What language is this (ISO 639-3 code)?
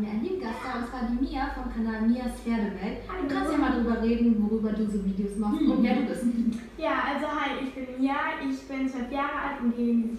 deu